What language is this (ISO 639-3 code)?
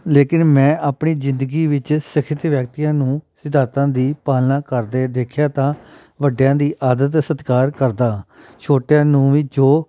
pan